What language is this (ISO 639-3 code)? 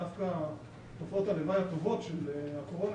heb